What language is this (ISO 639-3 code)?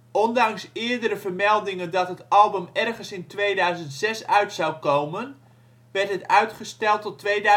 nld